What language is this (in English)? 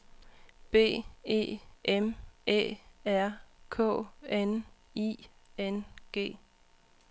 Danish